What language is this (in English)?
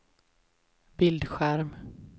Swedish